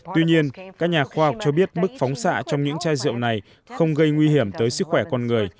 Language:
Vietnamese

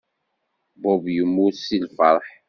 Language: Kabyle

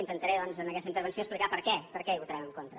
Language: Catalan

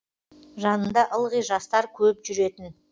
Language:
Kazakh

